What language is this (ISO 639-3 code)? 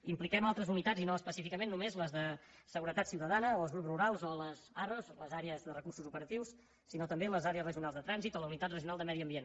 cat